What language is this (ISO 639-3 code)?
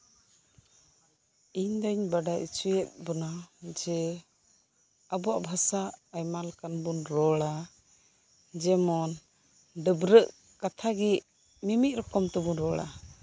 sat